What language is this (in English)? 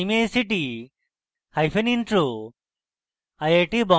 Bangla